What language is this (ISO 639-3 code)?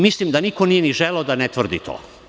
srp